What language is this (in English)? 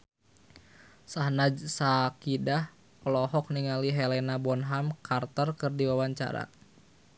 Sundanese